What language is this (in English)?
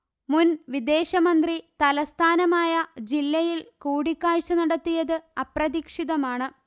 Malayalam